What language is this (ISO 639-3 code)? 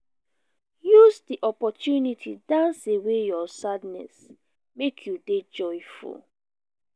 pcm